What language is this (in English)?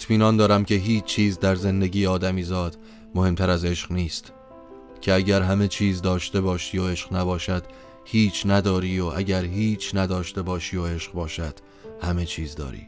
Persian